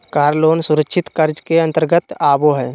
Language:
Magahi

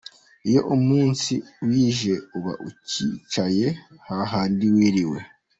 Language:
Kinyarwanda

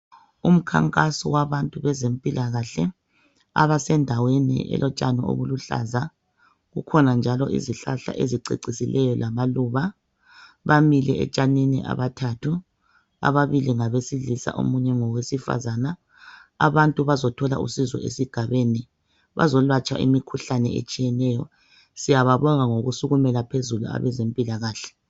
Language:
North Ndebele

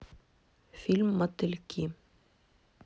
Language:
Russian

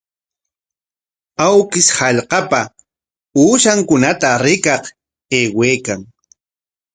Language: Corongo Ancash Quechua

